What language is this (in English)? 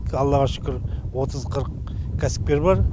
Kazakh